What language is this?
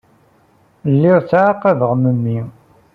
Kabyle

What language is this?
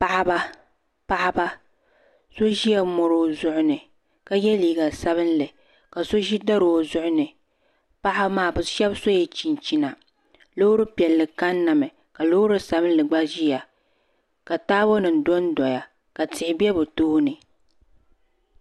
Dagbani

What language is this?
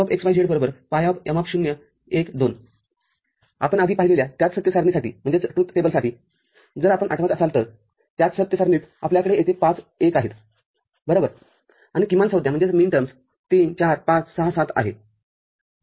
Marathi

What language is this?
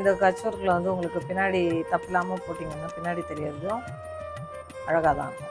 Tamil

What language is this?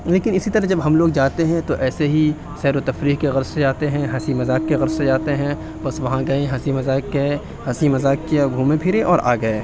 Urdu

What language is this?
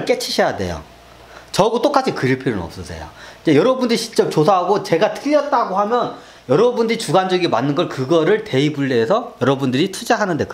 Korean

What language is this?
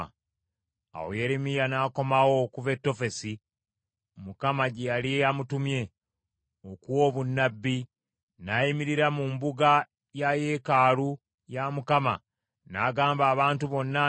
Ganda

